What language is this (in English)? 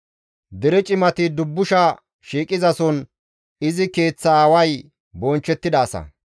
Gamo